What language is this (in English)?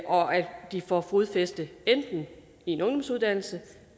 Danish